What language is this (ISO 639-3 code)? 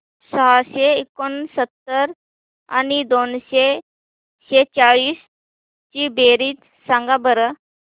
mar